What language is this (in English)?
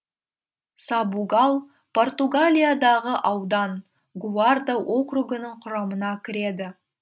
Kazakh